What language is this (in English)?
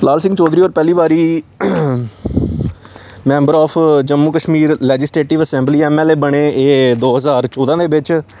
Dogri